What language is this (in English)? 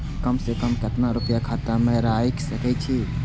Maithili